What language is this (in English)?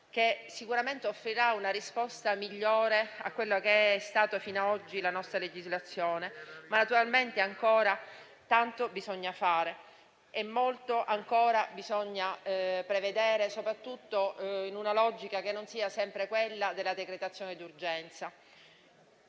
Italian